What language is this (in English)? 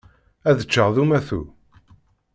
Kabyle